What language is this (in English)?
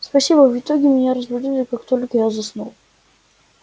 Russian